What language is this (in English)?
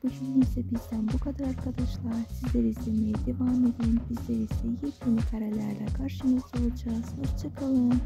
Turkish